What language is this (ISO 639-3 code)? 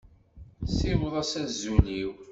kab